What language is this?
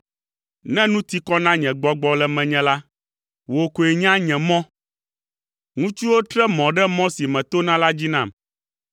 Ewe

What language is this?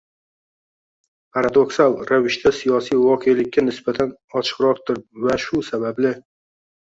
Uzbek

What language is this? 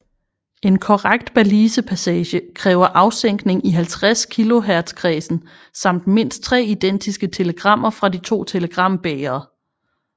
Danish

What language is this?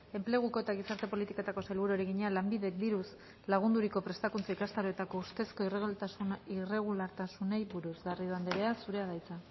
Basque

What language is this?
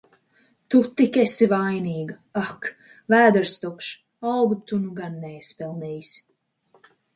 Latvian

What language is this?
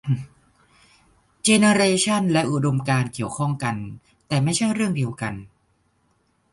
Thai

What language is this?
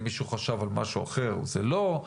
Hebrew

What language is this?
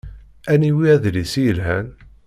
Kabyle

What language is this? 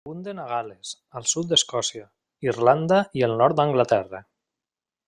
Catalan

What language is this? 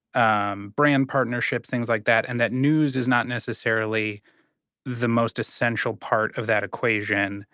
English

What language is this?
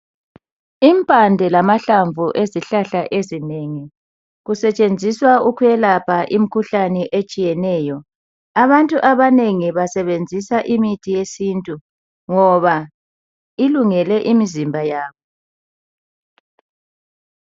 North Ndebele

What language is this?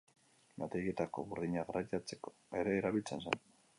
Basque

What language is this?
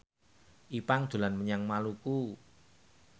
Javanese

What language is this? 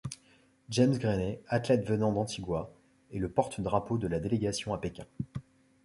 French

